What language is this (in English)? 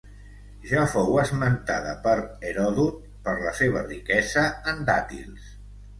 Catalan